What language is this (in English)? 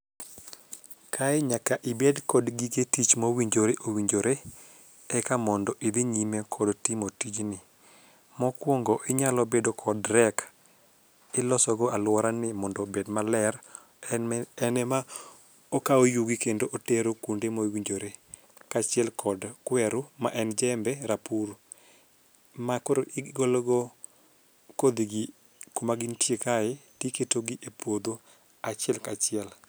Luo (Kenya and Tanzania)